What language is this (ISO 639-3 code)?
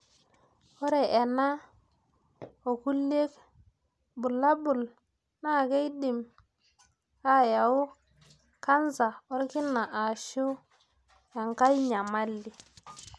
mas